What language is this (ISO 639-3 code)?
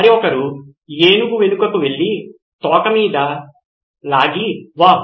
tel